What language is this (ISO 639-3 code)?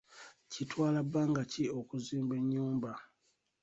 lug